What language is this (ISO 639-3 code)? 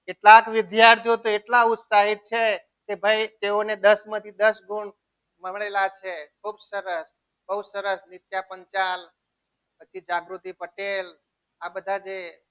guj